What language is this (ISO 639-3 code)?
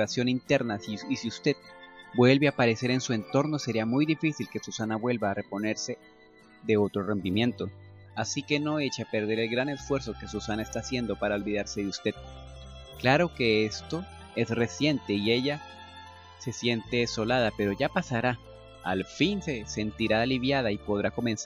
spa